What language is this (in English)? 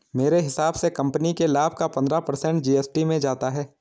Hindi